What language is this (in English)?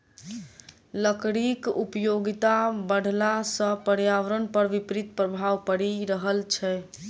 Maithili